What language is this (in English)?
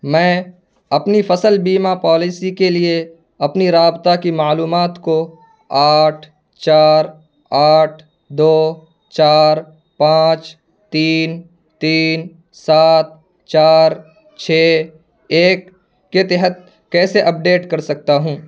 Urdu